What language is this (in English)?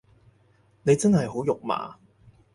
Cantonese